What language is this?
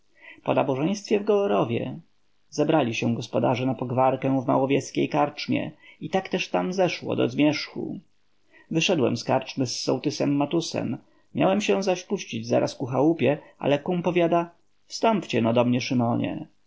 Polish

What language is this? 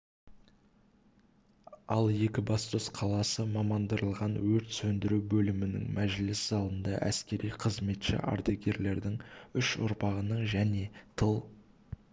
Kazakh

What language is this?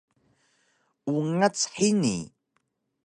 Taroko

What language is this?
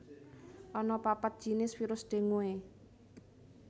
Javanese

